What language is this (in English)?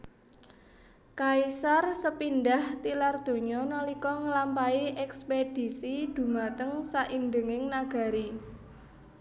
Javanese